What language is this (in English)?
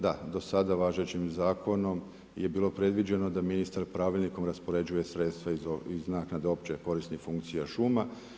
Croatian